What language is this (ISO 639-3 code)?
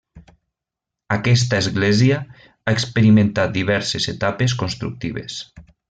cat